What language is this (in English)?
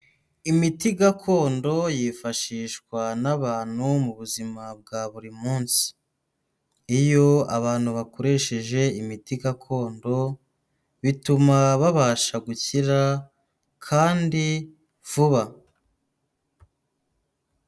Kinyarwanda